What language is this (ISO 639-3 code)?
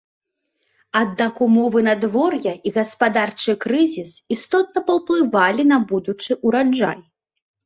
bel